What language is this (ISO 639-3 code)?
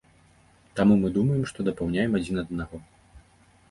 bel